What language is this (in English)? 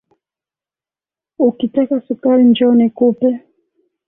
Swahili